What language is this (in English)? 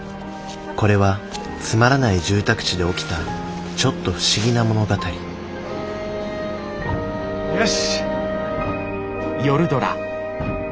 Japanese